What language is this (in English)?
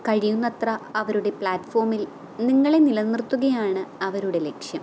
Malayalam